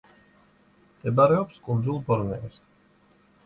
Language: Georgian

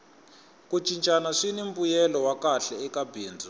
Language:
Tsonga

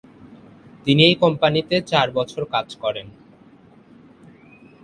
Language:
Bangla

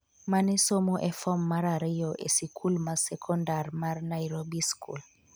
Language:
Luo (Kenya and Tanzania)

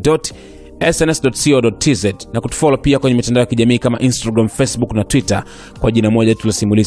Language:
Swahili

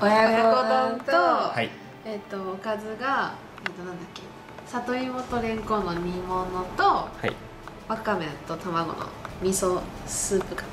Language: Japanese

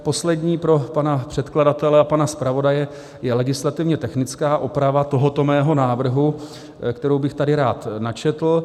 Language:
Czech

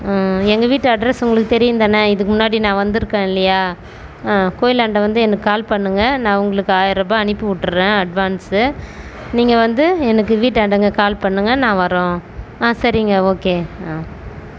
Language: Tamil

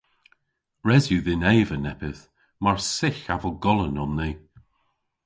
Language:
Cornish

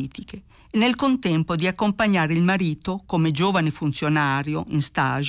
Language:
Italian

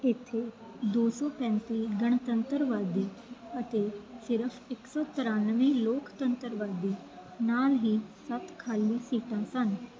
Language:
Punjabi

